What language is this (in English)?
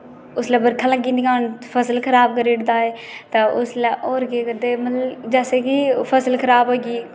Dogri